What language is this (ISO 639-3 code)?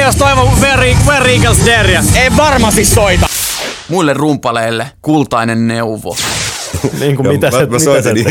fin